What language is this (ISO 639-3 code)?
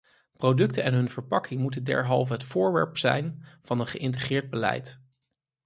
nld